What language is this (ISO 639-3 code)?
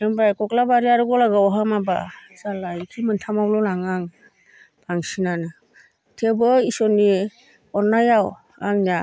brx